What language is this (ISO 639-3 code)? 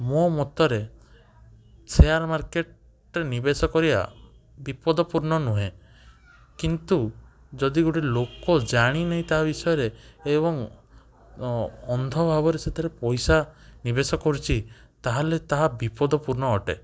ori